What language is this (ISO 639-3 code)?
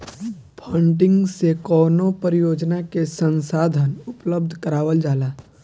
bho